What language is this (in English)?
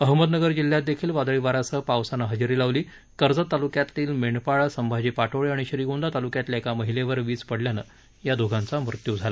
Marathi